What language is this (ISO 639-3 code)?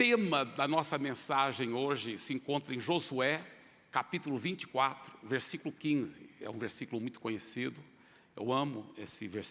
por